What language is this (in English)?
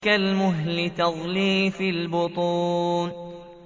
Arabic